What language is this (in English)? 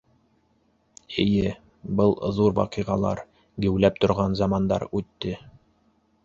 Bashkir